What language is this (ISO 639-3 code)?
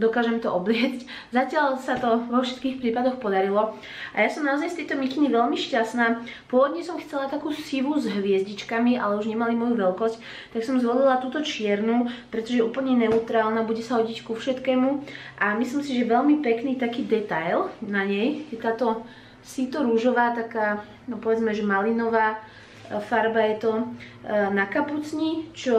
slk